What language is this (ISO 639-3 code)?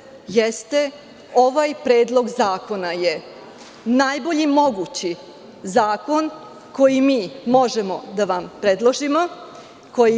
srp